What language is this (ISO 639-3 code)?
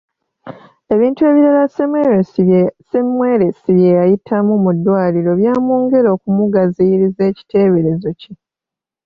lug